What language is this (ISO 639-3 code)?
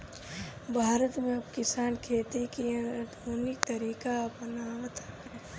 bho